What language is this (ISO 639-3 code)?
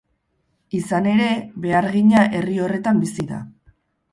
eus